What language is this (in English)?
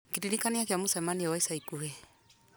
Kikuyu